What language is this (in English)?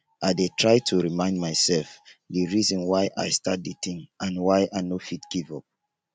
Nigerian Pidgin